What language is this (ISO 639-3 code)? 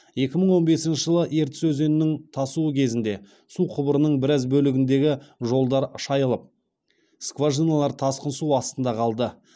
kaz